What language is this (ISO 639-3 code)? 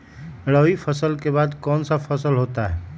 mag